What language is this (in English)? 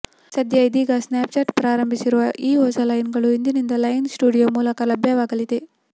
Kannada